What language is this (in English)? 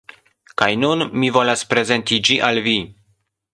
Esperanto